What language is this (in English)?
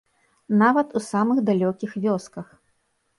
Belarusian